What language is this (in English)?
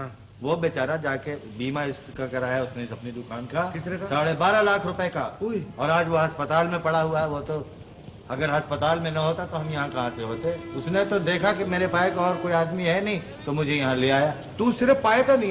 Urdu